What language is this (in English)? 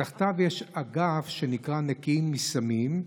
Hebrew